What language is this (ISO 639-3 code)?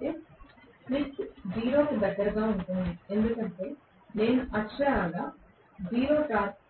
tel